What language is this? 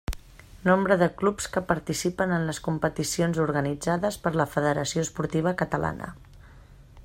Catalan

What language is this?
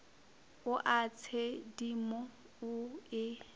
Northern Sotho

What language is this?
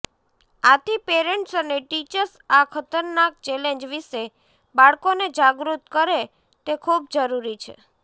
Gujarati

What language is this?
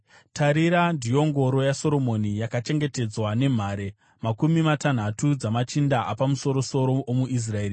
Shona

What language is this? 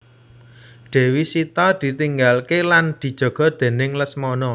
Javanese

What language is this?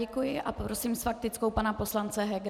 Czech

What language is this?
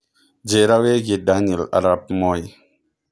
Kikuyu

